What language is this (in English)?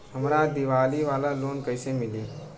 Bhojpuri